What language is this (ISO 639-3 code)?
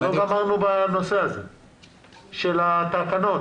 heb